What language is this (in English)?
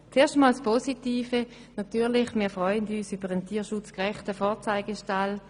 Swiss German